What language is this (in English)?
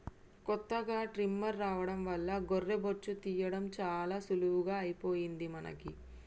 Telugu